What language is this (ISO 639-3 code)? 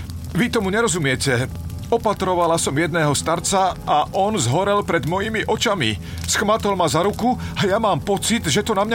slk